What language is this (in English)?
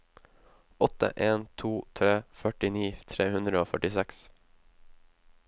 Norwegian